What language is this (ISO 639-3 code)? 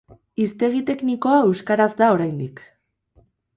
eus